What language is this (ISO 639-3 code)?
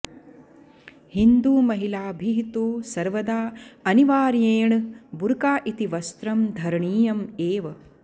san